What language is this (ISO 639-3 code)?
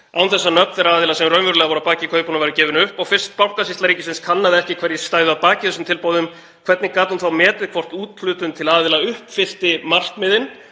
isl